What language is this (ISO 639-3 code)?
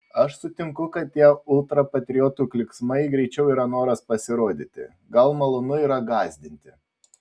lit